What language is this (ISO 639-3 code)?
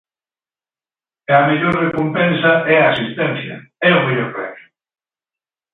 glg